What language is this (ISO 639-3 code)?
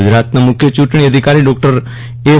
guj